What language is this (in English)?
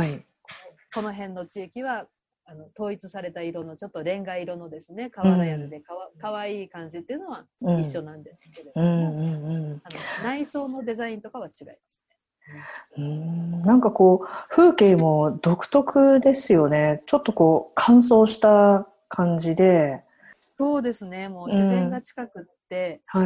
Japanese